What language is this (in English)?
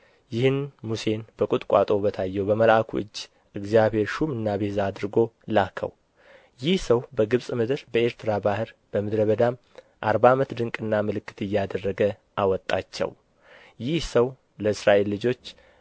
Amharic